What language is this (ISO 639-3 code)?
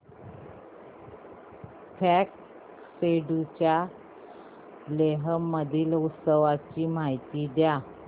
mar